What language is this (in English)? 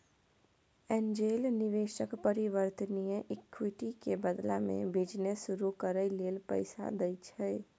Maithili